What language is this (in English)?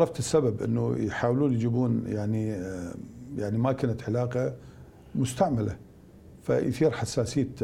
Arabic